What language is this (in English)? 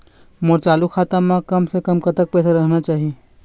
Chhattisgarhi